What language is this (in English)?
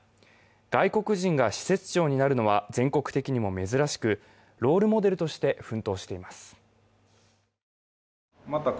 Japanese